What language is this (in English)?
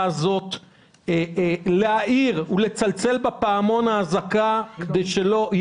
Hebrew